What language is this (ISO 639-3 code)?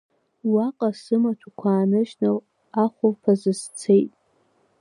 abk